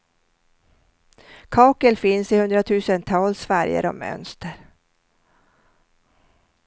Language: Swedish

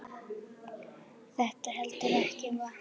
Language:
Icelandic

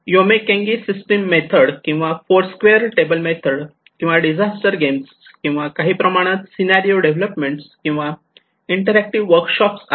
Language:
Marathi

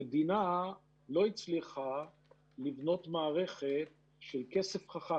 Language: Hebrew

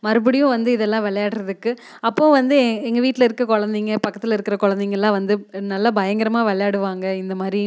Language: Tamil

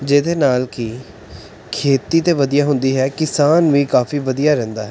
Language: Punjabi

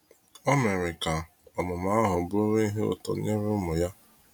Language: Igbo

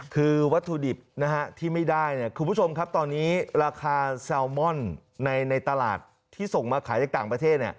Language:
Thai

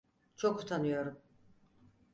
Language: Turkish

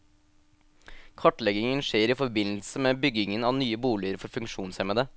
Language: Norwegian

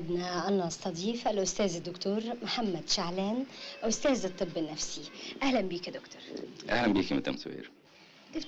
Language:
Arabic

